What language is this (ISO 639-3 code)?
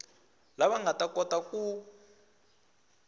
tso